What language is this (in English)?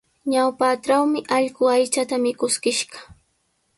Sihuas Ancash Quechua